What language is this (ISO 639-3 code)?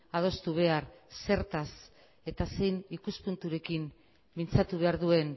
eus